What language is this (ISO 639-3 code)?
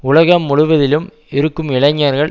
tam